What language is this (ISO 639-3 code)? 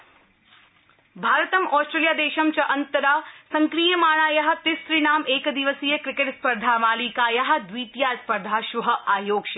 san